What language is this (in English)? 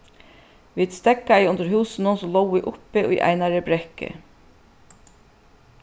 Faroese